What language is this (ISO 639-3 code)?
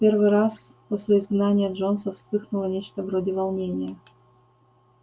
rus